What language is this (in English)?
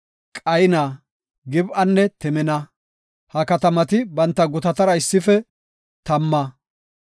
Gofa